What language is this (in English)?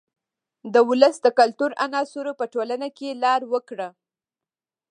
Pashto